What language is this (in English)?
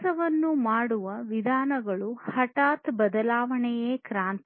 Kannada